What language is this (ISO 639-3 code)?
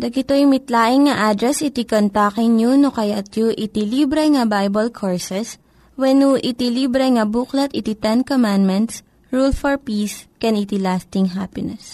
fil